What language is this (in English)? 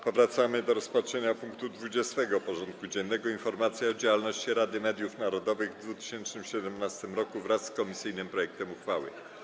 Polish